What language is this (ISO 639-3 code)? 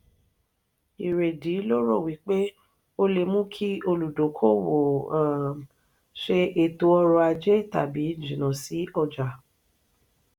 yor